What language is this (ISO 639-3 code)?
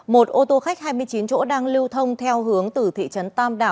vie